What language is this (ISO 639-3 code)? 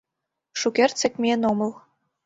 chm